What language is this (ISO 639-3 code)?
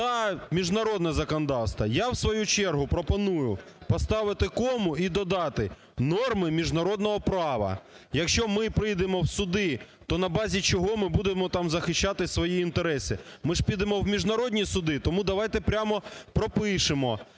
ukr